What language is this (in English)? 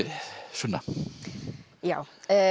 Icelandic